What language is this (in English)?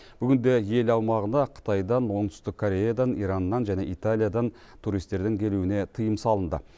Kazakh